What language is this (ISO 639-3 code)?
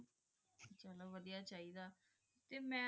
pan